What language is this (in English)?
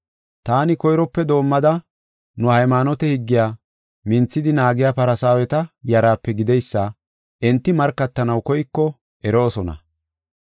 Gofa